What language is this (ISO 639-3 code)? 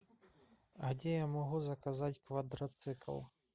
rus